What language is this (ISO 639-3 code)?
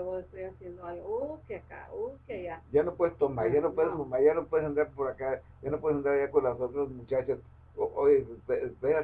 spa